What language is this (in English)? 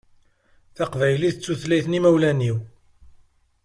Kabyle